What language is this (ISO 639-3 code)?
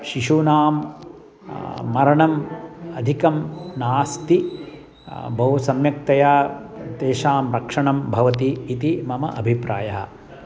san